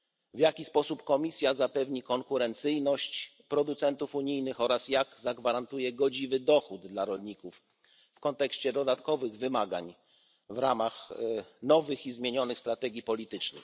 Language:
Polish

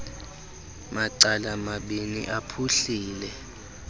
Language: Xhosa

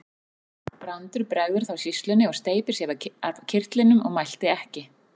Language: Icelandic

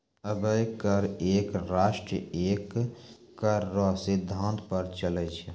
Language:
Maithili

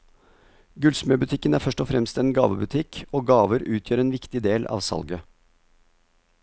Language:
Norwegian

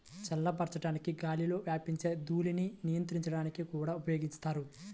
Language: Telugu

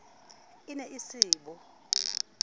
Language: Southern Sotho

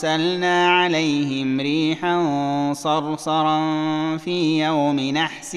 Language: Arabic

